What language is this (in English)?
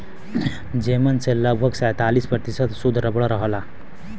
Bhojpuri